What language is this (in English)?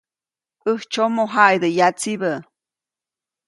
Copainalá Zoque